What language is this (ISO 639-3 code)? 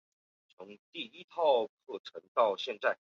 zho